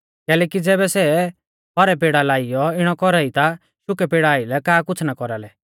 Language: Mahasu Pahari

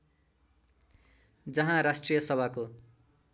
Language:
Nepali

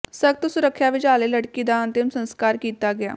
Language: Punjabi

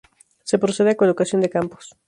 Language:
Spanish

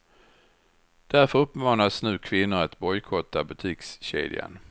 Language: Swedish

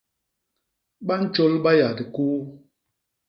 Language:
Basaa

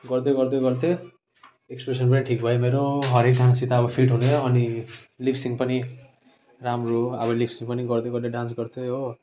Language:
Nepali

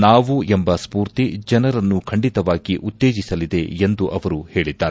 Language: Kannada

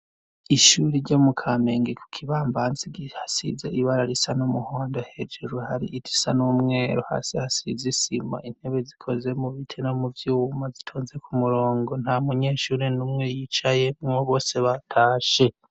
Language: Rundi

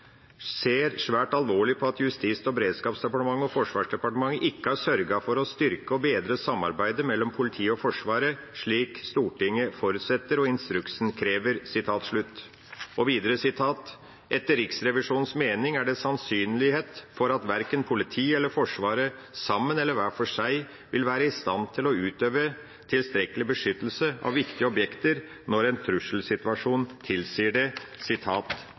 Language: Norwegian Bokmål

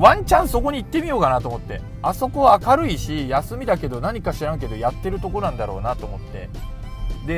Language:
Japanese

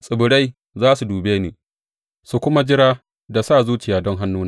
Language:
Hausa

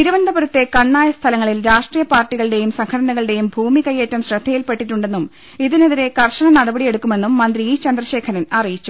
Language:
Malayalam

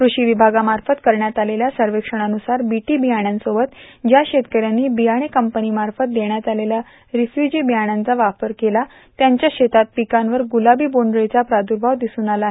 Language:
Marathi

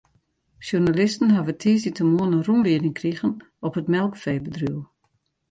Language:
Western Frisian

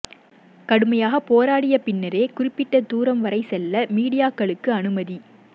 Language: Tamil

